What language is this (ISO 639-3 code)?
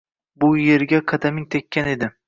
uzb